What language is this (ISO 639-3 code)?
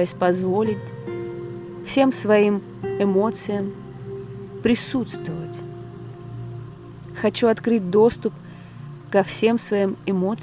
rus